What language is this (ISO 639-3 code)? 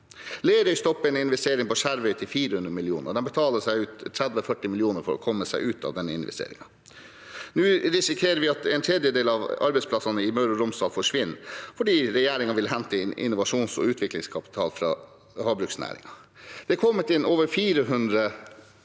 nor